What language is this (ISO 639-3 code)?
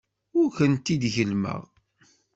kab